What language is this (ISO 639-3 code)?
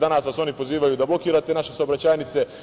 srp